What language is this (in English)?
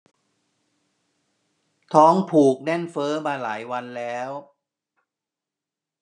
Thai